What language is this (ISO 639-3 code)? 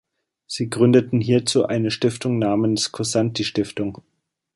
deu